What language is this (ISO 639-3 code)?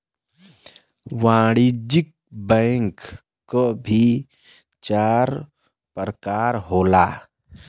bho